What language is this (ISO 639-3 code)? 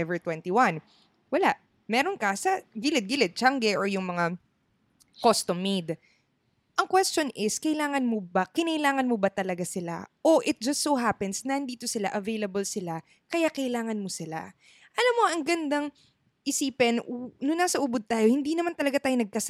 fil